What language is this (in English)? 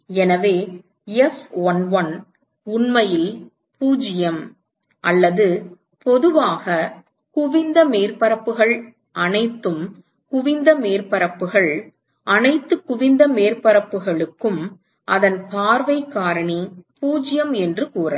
Tamil